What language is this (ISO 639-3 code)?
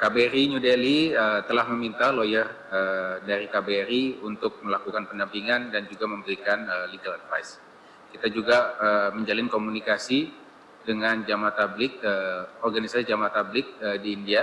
ind